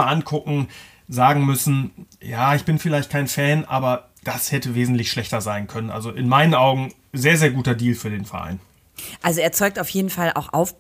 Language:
German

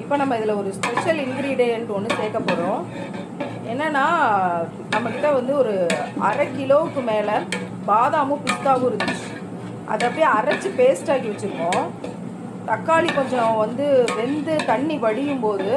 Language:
Arabic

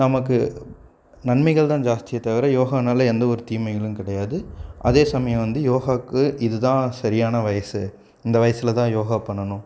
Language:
Tamil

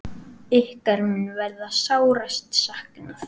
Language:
Icelandic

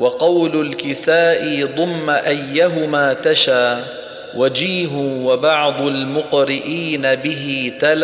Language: Arabic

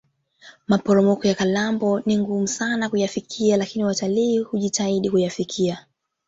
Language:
Swahili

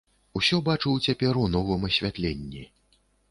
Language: Belarusian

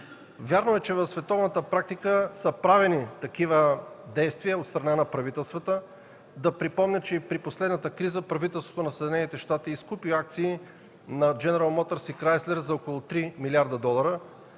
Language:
Bulgarian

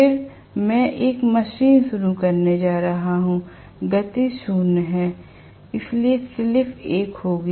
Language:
Hindi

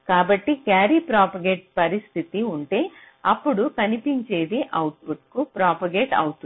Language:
Telugu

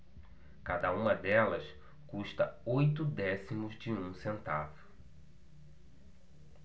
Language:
Portuguese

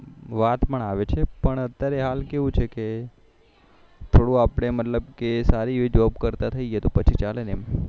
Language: Gujarati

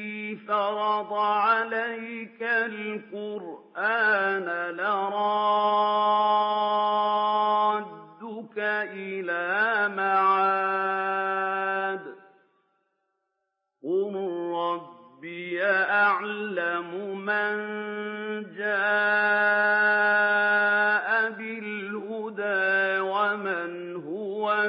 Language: Arabic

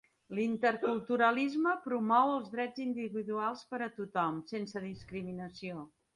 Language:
Catalan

